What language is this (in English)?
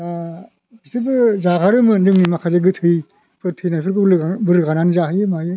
Bodo